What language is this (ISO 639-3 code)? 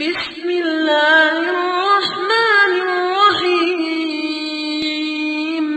ara